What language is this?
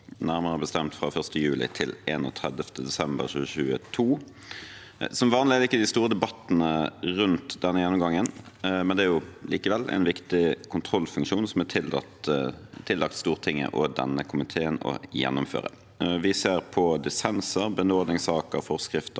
Norwegian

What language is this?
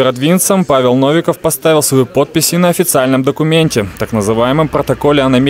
Russian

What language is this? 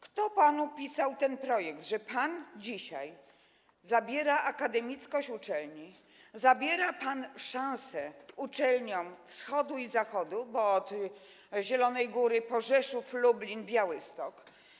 Polish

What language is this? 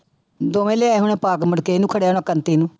Punjabi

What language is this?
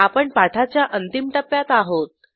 Marathi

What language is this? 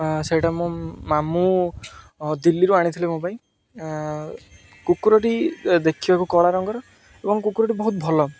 Odia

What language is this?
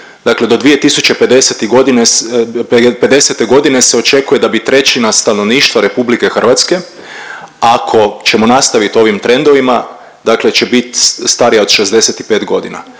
Croatian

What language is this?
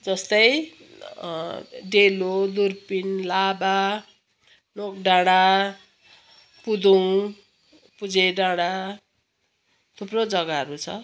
Nepali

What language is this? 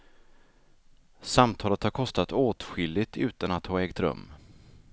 Swedish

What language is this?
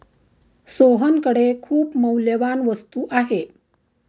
Marathi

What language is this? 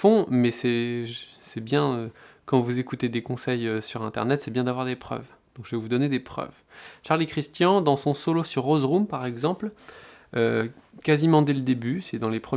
French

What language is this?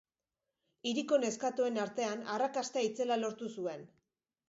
Basque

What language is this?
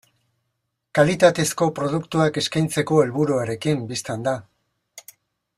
Basque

